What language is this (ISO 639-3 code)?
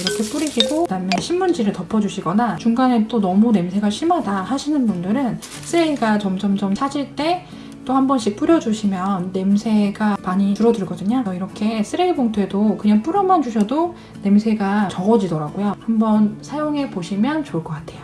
kor